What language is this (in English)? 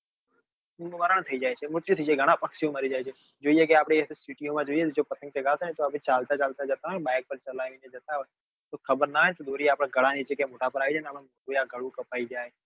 Gujarati